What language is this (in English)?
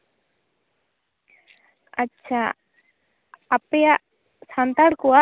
Santali